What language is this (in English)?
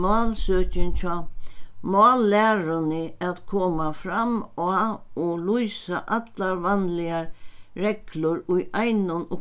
Faroese